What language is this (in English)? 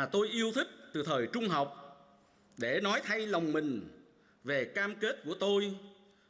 Vietnamese